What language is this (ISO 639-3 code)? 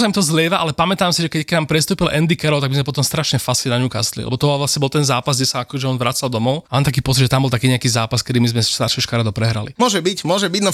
slk